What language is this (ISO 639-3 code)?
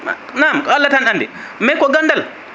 ful